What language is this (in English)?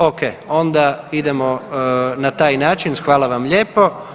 Croatian